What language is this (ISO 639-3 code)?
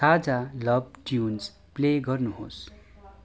nep